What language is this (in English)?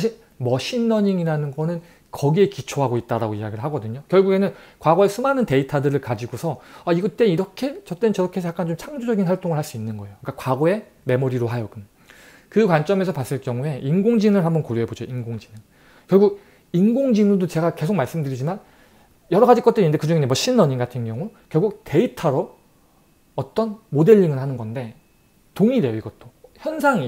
Korean